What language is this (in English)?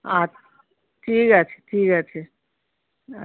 Bangla